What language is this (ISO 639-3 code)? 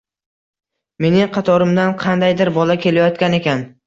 uzb